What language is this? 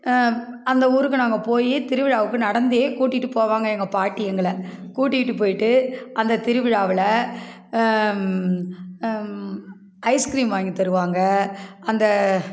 Tamil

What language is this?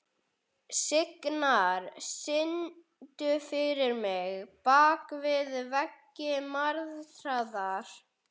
Icelandic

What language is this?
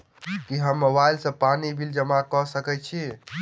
Maithili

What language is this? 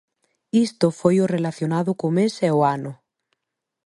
Galician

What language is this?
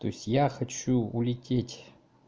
Russian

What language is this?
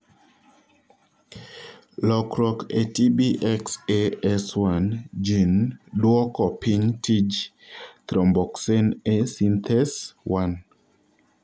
Luo (Kenya and Tanzania)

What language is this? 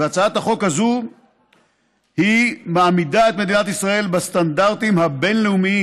Hebrew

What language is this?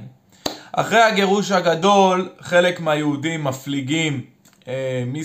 Hebrew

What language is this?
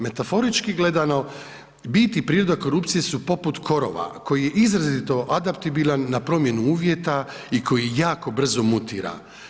Croatian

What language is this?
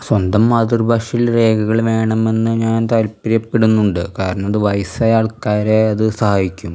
Malayalam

